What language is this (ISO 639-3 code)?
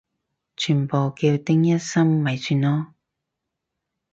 yue